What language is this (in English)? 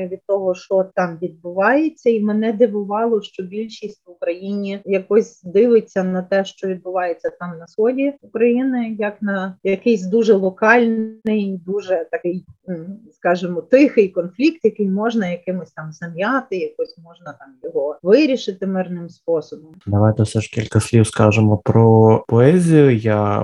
Ukrainian